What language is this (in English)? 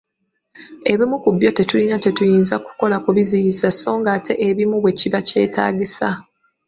Ganda